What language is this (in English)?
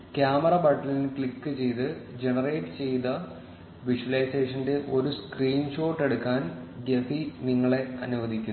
Malayalam